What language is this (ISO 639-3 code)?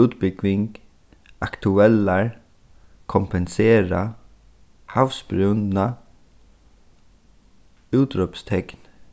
fao